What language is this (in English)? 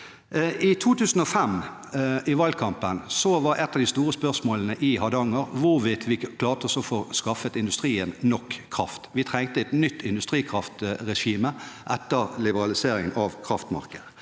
Norwegian